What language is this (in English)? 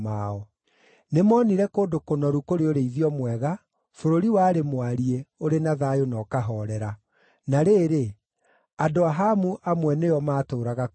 Kikuyu